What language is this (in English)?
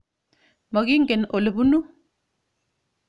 Kalenjin